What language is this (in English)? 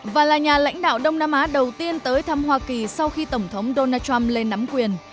Vietnamese